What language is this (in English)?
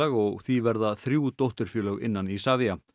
Icelandic